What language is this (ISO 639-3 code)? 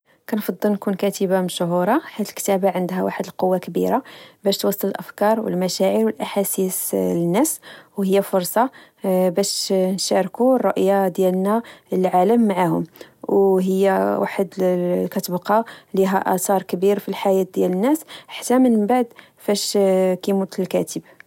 ary